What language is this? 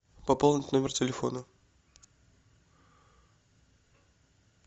Russian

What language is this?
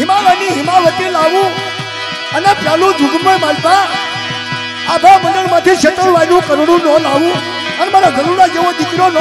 Gujarati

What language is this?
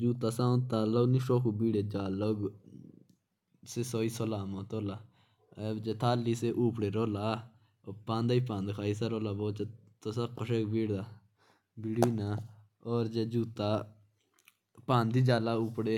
Jaunsari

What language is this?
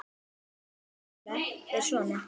Icelandic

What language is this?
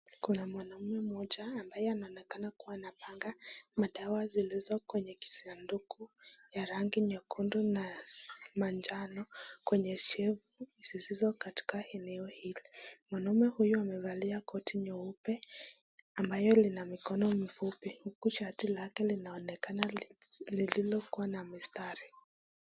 Swahili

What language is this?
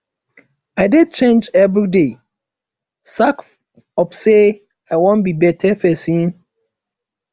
Nigerian Pidgin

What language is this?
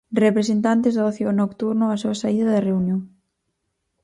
Galician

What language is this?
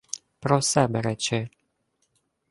Ukrainian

